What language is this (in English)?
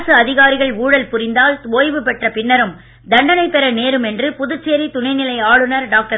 Tamil